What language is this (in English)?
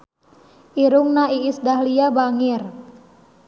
Sundanese